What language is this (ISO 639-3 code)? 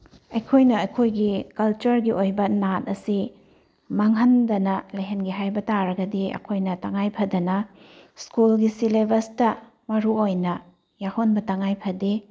mni